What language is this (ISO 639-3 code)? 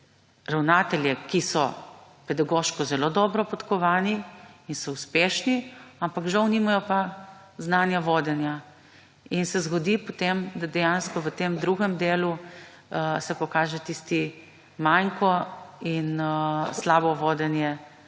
slv